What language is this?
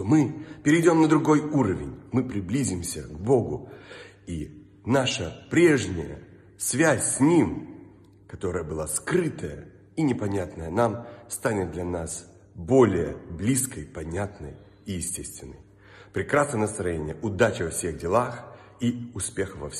Russian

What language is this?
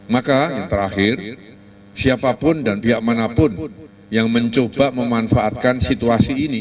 Indonesian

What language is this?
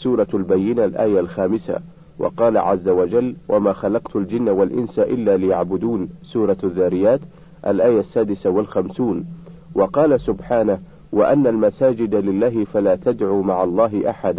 Arabic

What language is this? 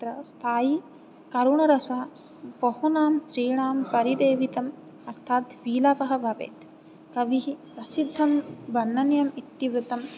Sanskrit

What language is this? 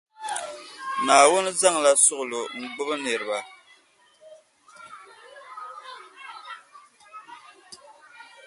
Dagbani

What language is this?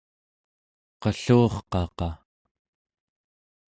Central Yupik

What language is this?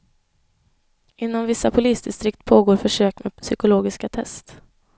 Swedish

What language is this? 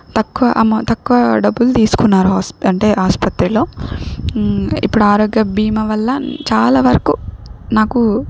Telugu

